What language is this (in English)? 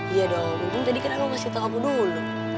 Indonesian